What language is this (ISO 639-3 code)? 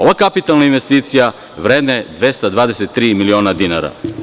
srp